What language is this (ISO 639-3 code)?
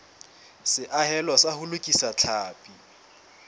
sot